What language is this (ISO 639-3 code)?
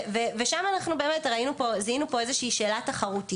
heb